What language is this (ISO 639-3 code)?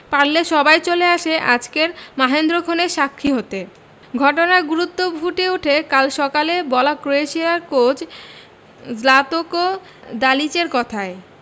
ben